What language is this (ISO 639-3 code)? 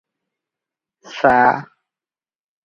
ori